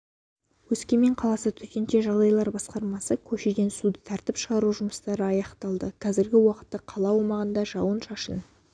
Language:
Kazakh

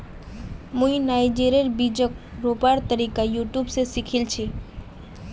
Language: Magahi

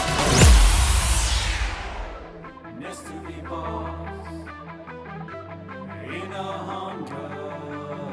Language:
Polish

